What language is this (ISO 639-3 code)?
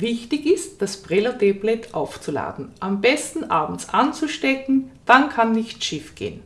deu